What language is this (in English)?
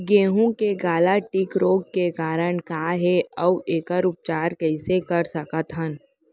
Chhattisgarhi